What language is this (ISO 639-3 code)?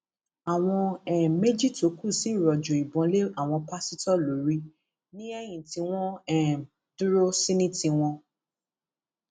yor